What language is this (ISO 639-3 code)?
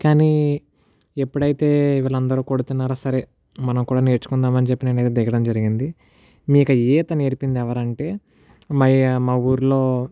tel